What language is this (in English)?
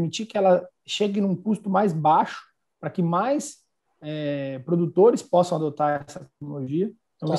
Portuguese